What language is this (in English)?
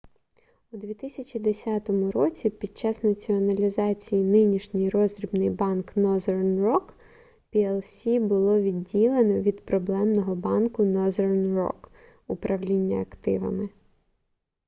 Ukrainian